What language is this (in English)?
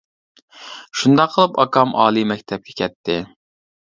Uyghur